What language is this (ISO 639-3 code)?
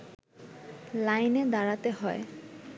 ben